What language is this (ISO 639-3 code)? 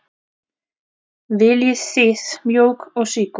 isl